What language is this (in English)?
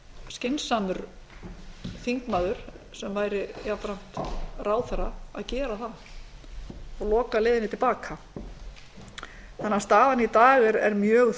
Icelandic